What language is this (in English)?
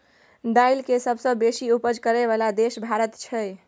Maithili